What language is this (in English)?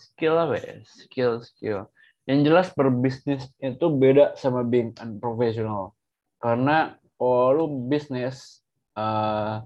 Indonesian